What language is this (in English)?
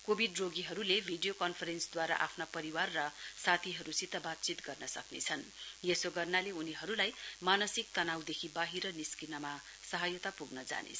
Nepali